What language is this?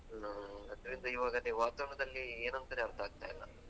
Kannada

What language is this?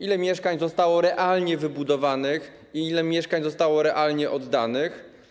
Polish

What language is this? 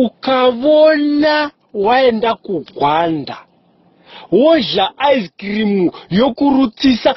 Russian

